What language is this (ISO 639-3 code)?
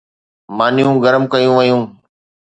snd